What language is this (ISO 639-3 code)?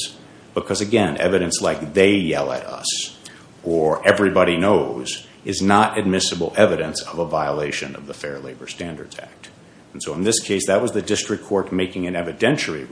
eng